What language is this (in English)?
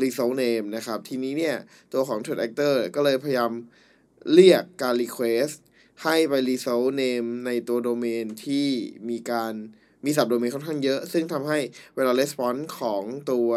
Thai